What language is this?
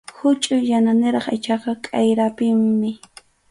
Arequipa-La Unión Quechua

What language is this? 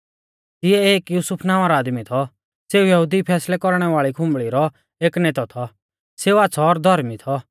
Mahasu Pahari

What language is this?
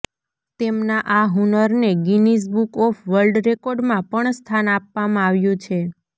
Gujarati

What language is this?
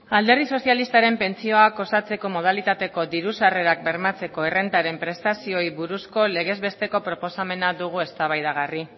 Basque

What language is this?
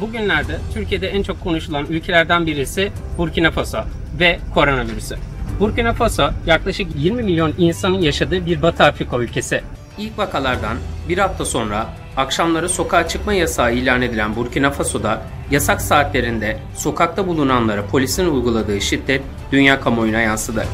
Turkish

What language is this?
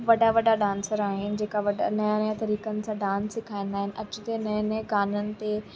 Sindhi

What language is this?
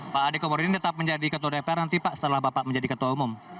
Indonesian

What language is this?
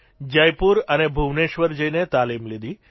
Gujarati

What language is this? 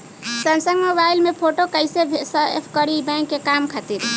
Bhojpuri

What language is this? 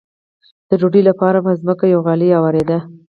Pashto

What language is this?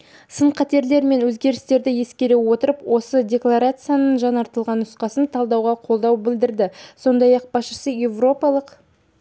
Kazakh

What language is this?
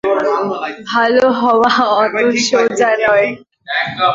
Bangla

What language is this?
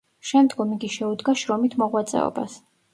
Georgian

